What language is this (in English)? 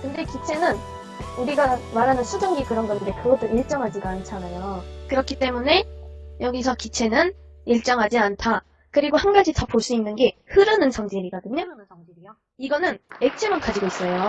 Korean